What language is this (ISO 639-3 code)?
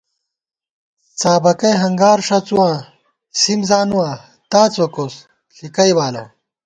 gwt